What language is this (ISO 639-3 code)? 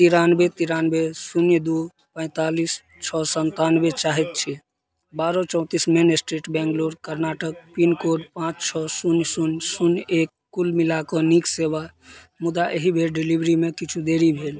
mai